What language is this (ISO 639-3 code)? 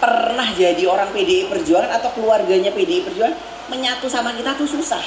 ind